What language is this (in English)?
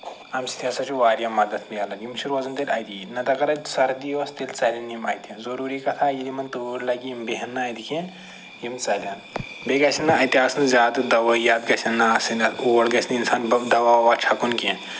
Kashmiri